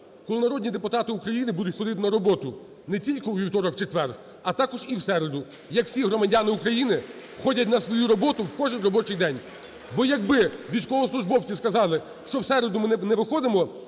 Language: Ukrainian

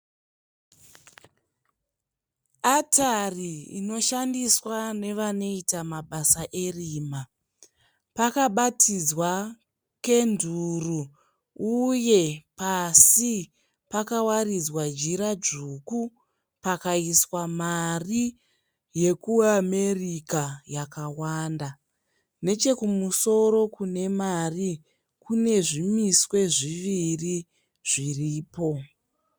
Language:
Shona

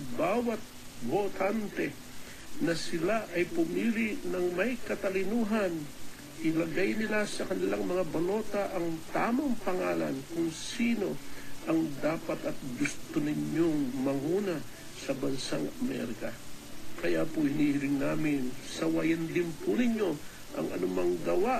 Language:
Filipino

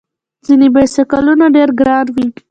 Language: Pashto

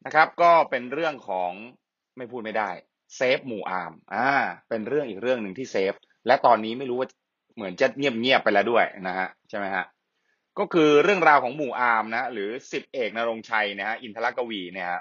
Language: Thai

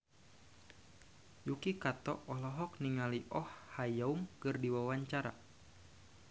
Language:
Sundanese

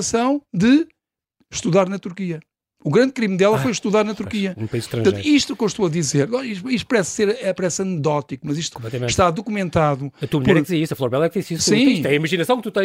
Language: Portuguese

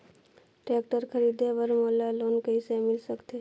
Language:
Chhattisgarhi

